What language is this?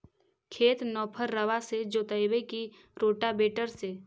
Magahi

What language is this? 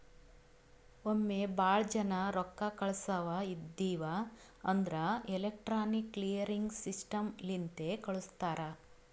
Kannada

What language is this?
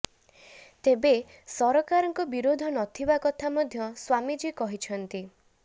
Odia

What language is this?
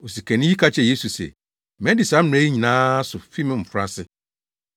Akan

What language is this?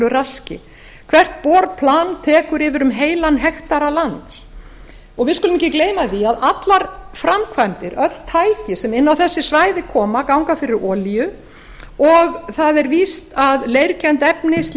Icelandic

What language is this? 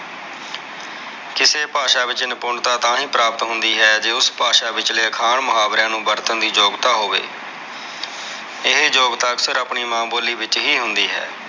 Punjabi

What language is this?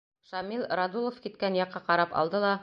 Bashkir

